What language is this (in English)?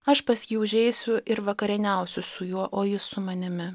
Lithuanian